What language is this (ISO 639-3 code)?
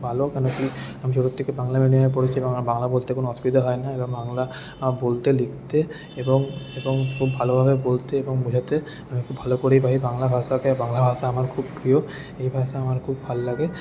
ben